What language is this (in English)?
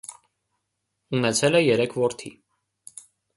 Armenian